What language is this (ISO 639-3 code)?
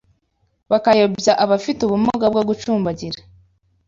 kin